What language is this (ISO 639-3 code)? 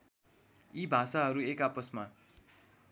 nep